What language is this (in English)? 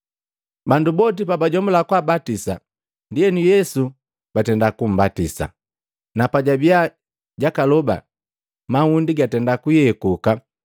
Matengo